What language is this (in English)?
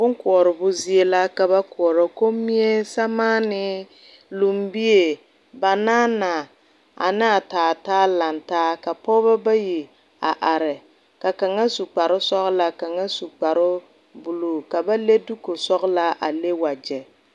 Southern Dagaare